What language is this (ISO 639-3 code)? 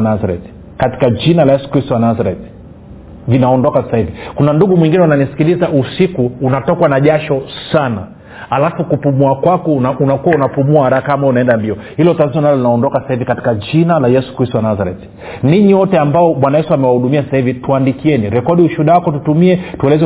swa